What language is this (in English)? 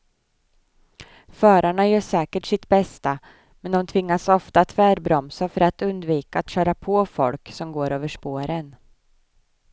Swedish